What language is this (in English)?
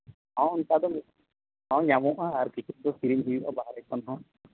Santali